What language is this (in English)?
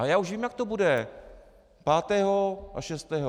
Czech